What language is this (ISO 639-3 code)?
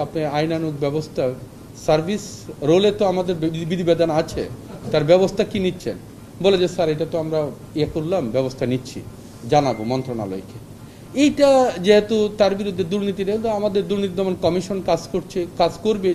tur